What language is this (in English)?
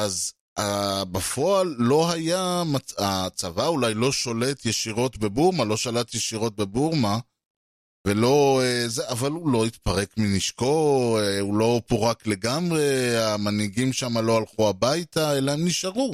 Hebrew